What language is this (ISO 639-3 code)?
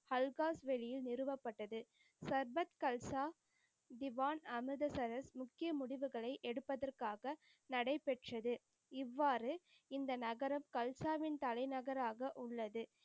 tam